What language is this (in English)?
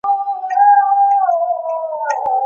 Pashto